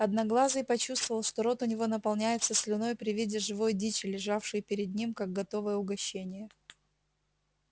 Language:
Russian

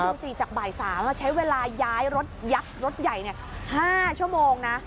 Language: Thai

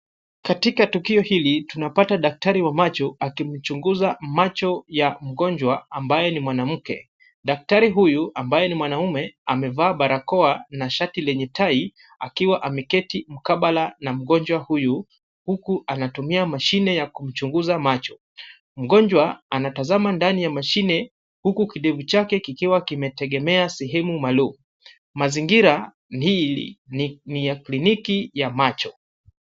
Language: Swahili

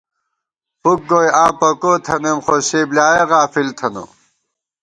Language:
Gawar-Bati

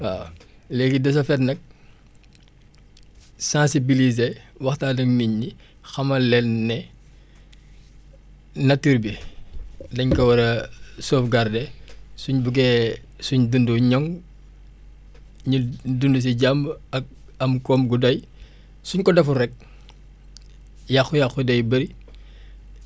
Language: Wolof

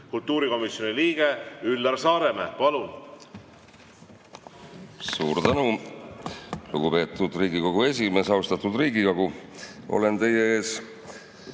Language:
Estonian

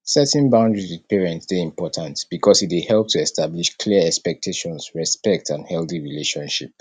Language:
Nigerian Pidgin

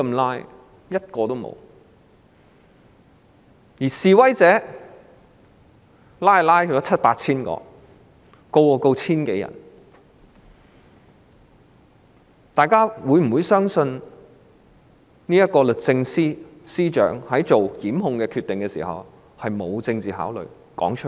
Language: Cantonese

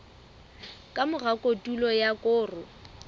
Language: Southern Sotho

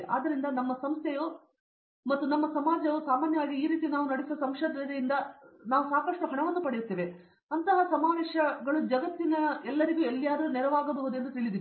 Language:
Kannada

